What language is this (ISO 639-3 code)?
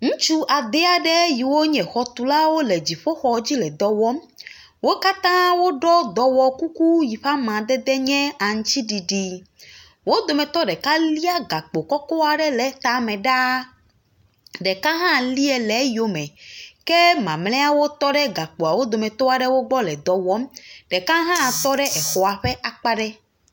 ewe